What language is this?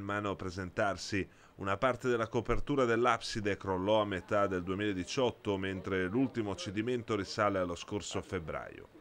Italian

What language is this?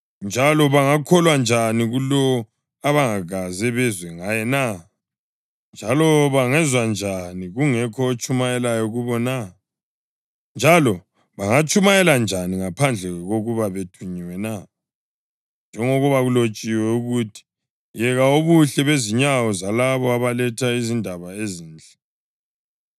North Ndebele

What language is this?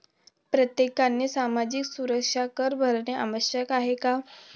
Marathi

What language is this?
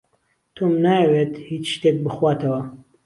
Central Kurdish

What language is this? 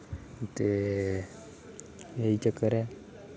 Dogri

